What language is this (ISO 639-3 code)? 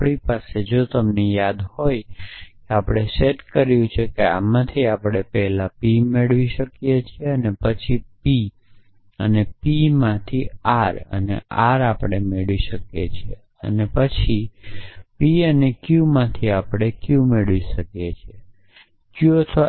guj